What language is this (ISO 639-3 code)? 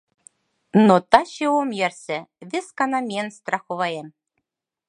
chm